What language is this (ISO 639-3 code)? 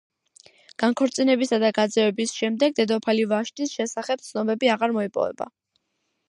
kat